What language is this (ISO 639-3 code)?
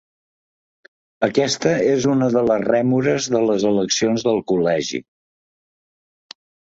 cat